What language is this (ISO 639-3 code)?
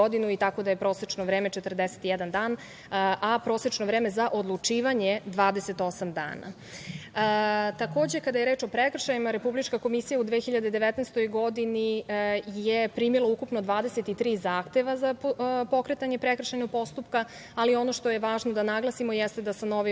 srp